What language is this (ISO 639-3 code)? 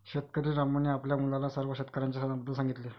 mar